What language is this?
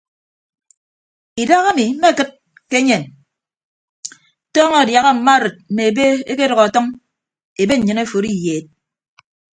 Ibibio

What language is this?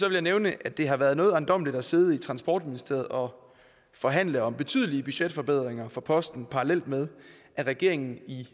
Danish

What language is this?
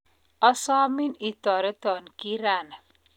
Kalenjin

